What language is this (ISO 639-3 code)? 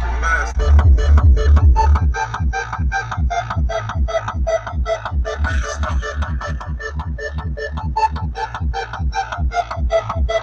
msa